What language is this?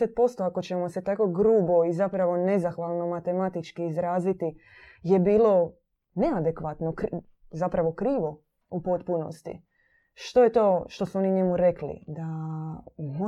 Croatian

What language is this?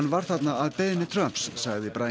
Icelandic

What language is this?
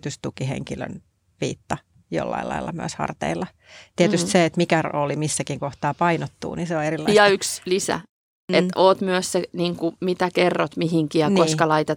Finnish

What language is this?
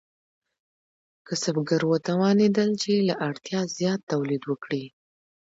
Pashto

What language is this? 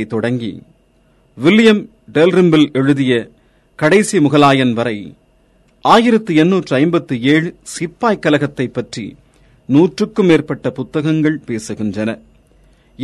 Tamil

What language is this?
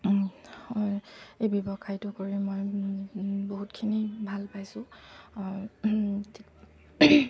Assamese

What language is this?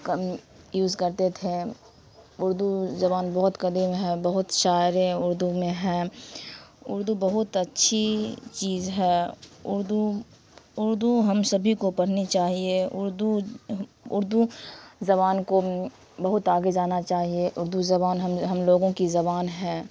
Urdu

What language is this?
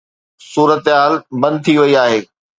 Sindhi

